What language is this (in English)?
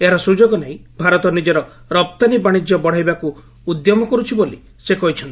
Odia